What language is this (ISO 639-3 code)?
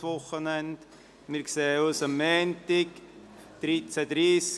gsw